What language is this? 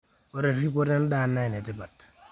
Masai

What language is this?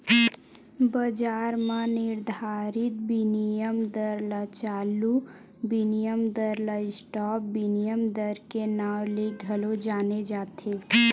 Chhattisgarhi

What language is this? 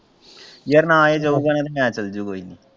Punjabi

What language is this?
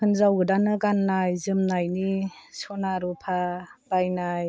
Bodo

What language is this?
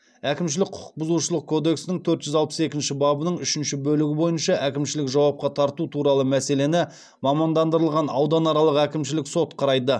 Kazakh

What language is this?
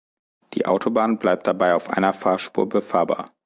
German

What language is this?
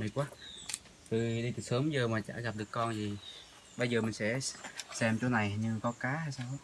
Vietnamese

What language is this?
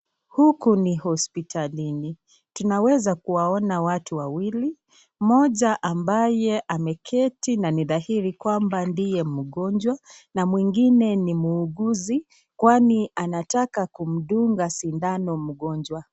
Swahili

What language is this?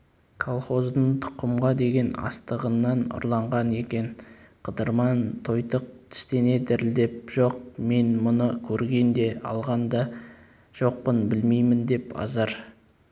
Kazakh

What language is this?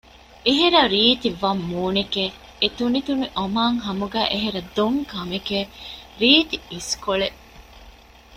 Divehi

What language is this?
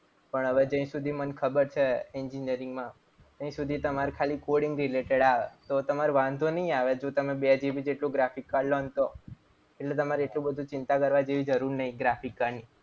Gujarati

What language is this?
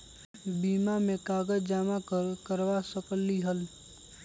Magahi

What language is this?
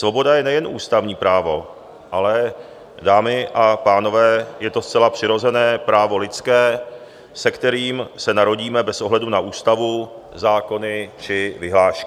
Czech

